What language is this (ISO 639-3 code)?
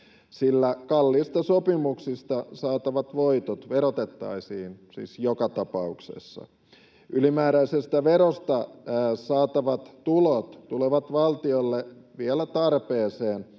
fin